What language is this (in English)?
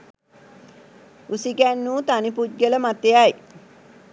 Sinhala